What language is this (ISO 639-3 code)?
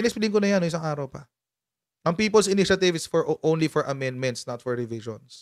fil